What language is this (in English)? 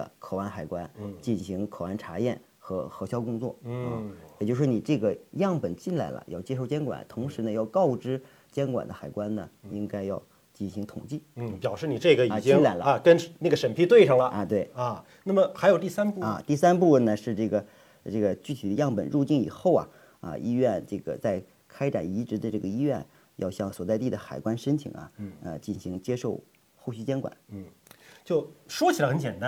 Chinese